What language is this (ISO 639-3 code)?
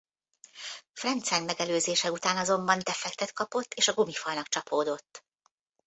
hun